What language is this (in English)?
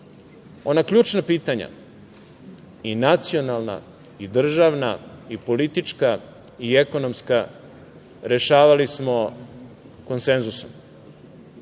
Serbian